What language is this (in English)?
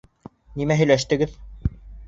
Bashkir